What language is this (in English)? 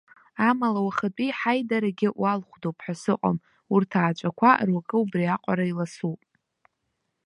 Abkhazian